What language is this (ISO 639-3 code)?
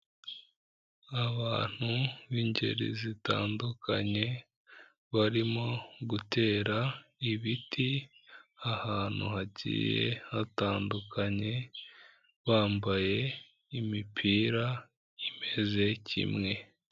kin